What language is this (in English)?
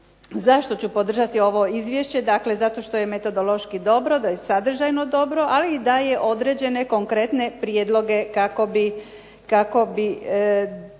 Croatian